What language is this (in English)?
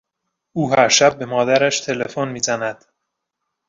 Persian